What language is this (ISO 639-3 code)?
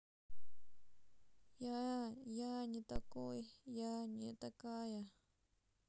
rus